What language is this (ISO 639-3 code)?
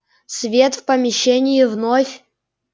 rus